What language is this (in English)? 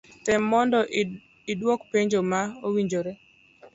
Luo (Kenya and Tanzania)